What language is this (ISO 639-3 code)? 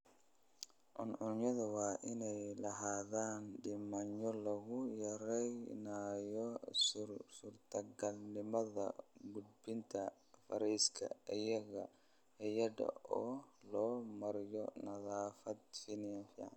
som